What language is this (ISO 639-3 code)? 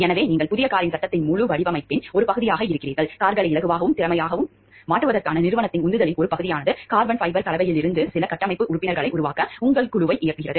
tam